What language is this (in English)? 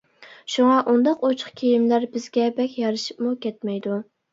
Uyghur